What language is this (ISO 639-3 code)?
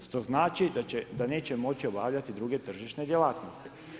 hrv